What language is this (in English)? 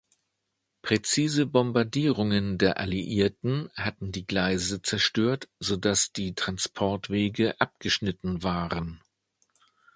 German